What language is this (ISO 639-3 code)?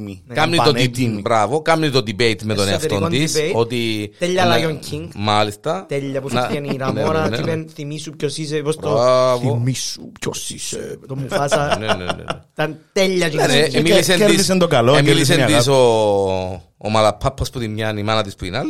ell